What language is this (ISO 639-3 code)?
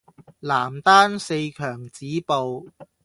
yue